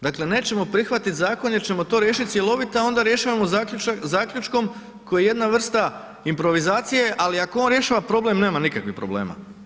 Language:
Croatian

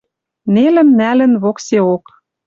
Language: Western Mari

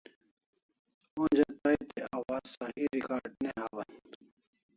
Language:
Kalasha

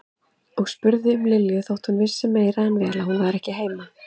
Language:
Icelandic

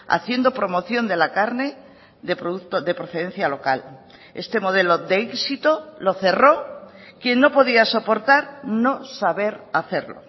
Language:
Spanish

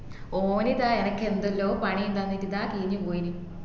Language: Malayalam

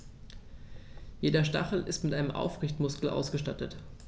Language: German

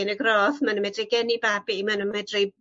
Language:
Welsh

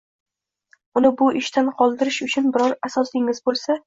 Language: Uzbek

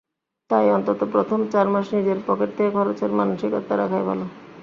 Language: Bangla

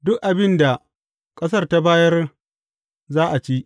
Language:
Hausa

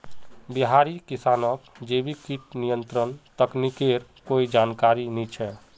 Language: Magahi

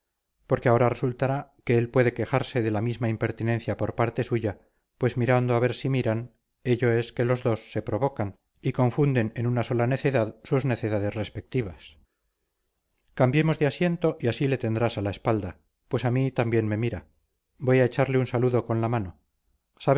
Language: Spanish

